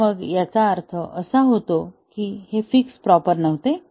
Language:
Marathi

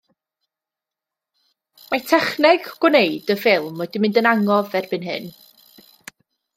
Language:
Welsh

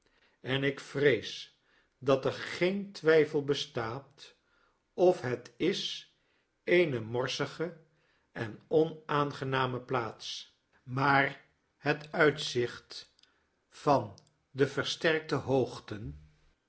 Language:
Dutch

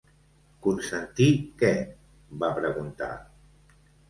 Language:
Catalan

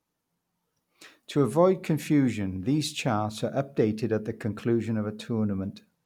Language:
English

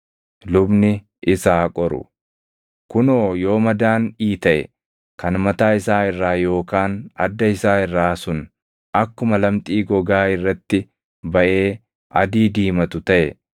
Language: Oromo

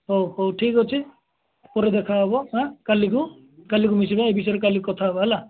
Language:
Odia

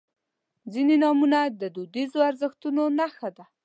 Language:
Pashto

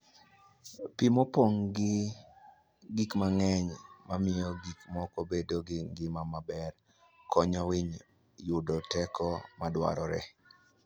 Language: Luo (Kenya and Tanzania)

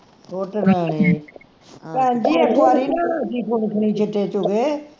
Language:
Punjabi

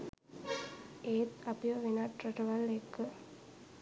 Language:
Sinhala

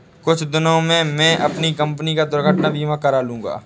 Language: Hindi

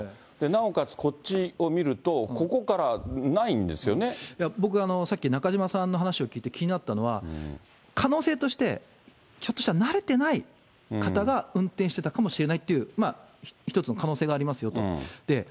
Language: Japanese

